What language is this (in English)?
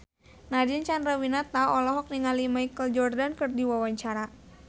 Sundanese